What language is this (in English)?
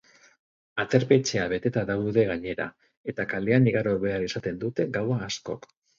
Basque